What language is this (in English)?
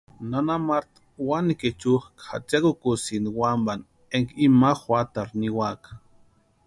Western Highland Purepecha